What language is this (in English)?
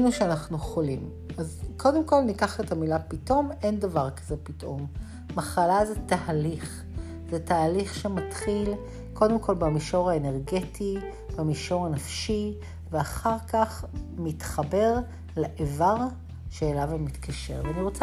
Hebrew